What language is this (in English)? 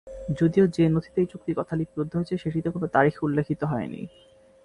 Bangla